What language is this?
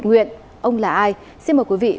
Vietnamese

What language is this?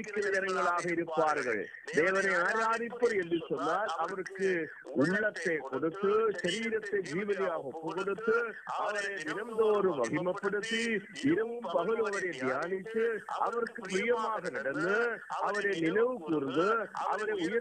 Tamil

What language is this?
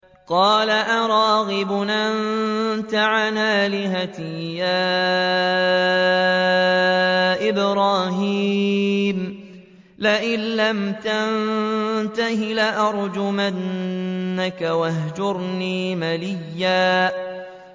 Arabic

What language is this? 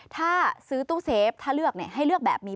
Thai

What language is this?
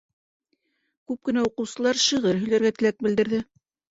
Bashkir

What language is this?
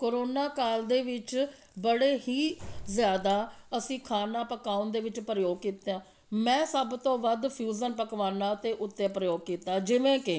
Punjabi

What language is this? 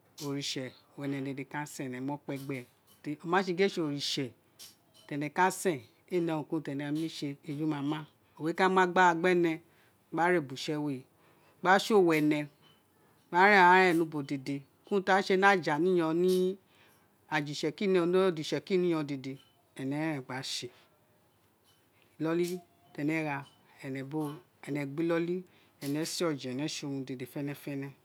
Isekiri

